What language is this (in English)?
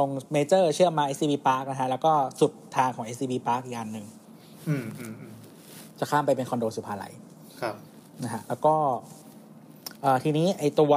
Thai